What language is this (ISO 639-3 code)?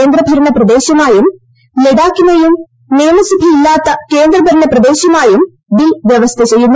mal